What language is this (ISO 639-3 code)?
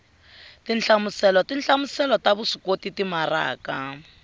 tso